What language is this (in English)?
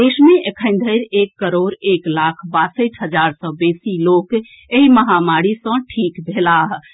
Maithili